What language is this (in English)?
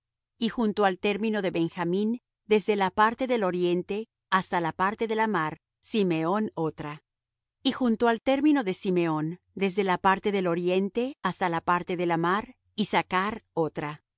Spanish